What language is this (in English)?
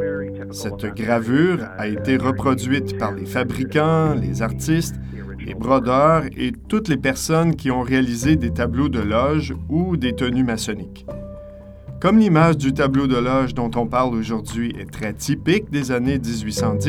French